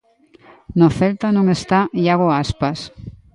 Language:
Galician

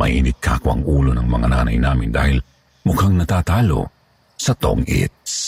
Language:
Filipino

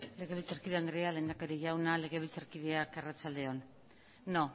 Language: Basque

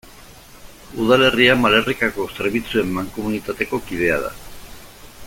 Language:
Basque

